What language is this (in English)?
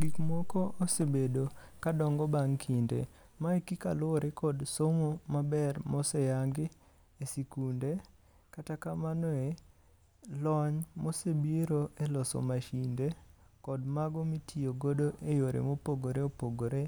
Luo (Kenya and Tanzania)